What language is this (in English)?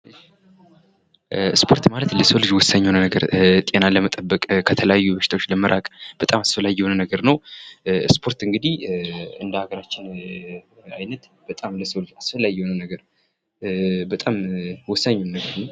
Amharic